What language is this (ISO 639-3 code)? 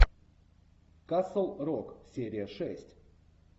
rus